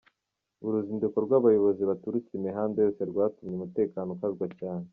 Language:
Kinyarwanda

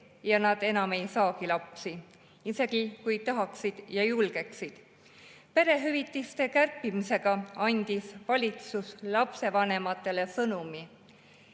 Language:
Estonian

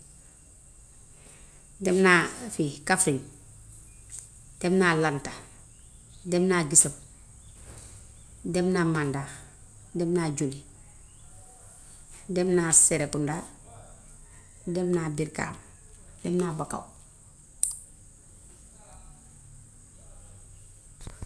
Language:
Gambian Wolof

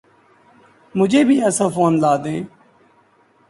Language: Urdu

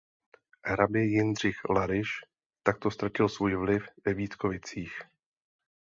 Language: Czech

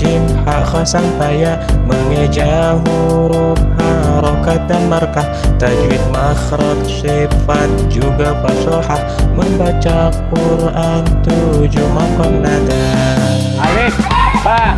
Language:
Indonesian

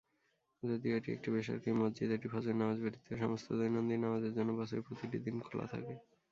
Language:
Bangla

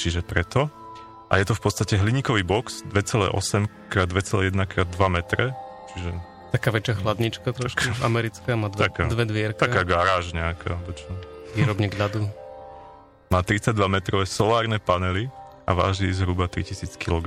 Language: Slovak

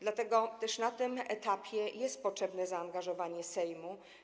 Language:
Polish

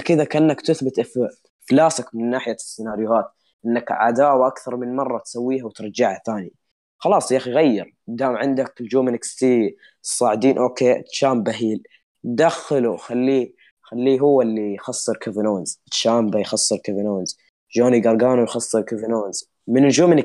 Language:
Arabic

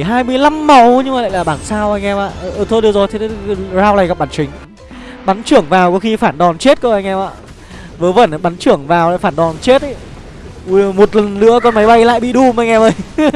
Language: Vietnamese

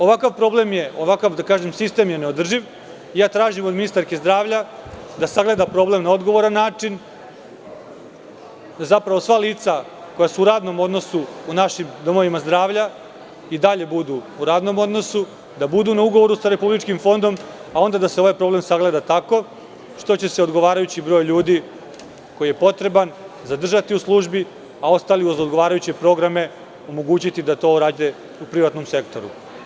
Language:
Serbian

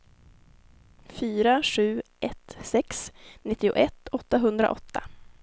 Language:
Swedish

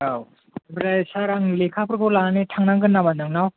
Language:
Bodo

